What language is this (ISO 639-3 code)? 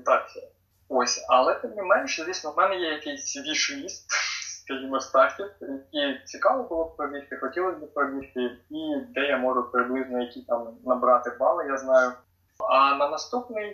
ukr